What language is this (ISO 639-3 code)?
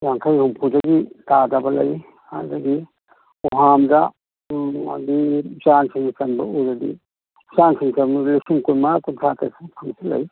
mni